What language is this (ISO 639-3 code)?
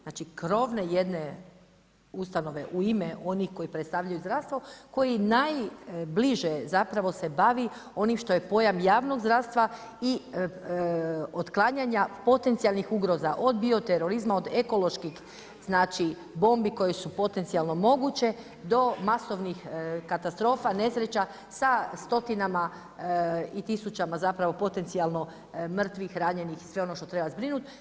hrv